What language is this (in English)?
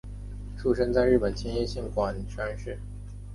Chinese